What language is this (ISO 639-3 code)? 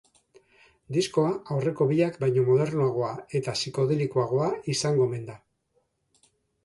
eus